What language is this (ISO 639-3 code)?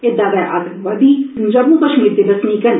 doi